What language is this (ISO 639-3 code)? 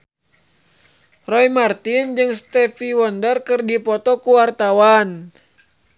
sun